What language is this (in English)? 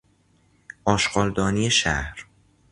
Persian